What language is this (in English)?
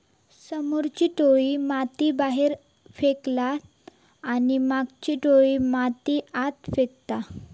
Marathi